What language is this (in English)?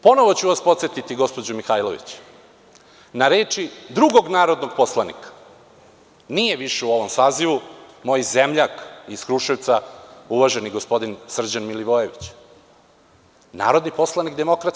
Serbian